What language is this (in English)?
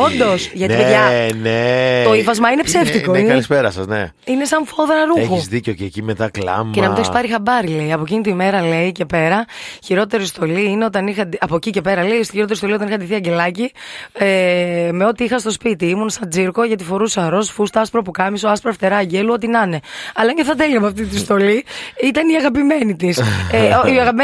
Greek